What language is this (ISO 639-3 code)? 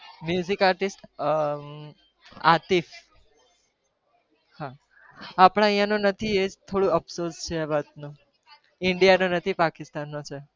guj